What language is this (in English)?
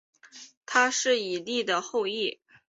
Chinese